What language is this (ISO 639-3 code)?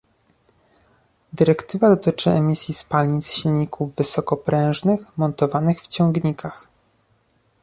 pol